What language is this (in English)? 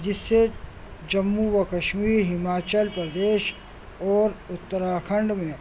Urdu